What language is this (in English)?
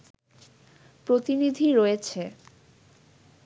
Bangla